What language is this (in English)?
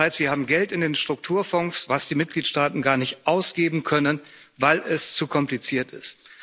German